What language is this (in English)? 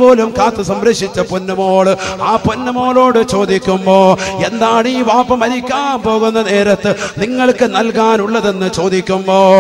Malayalam